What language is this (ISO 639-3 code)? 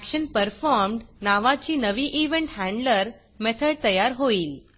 mar